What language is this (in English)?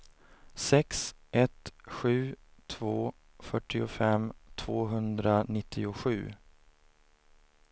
Swedish